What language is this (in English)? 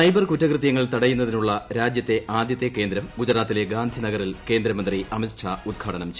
Malayalam